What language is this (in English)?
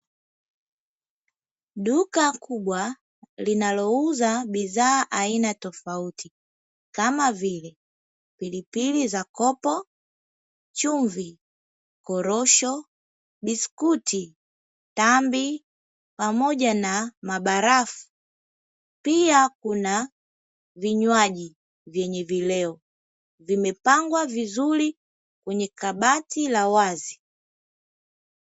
Swahili